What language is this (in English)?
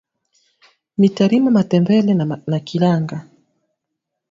Swahili